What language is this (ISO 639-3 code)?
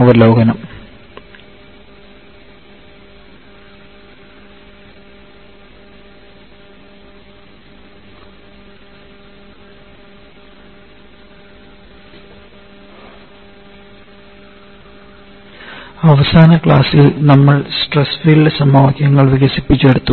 mal